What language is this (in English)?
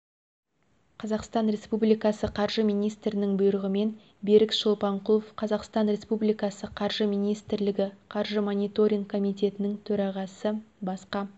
Kazakh